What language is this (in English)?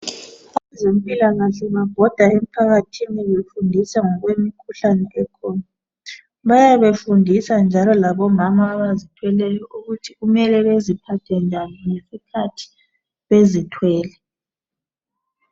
North Ndebele